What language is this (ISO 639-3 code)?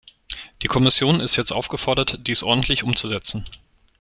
deu